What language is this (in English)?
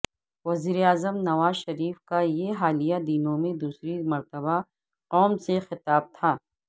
Urdu